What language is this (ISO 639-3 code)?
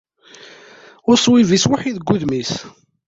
kab